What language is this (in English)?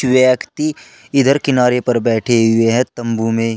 Hindi